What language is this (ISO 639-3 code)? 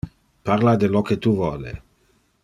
ina